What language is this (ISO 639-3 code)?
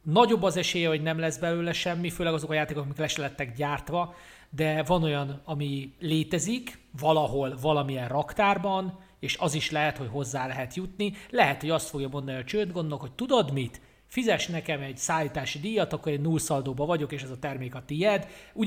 hun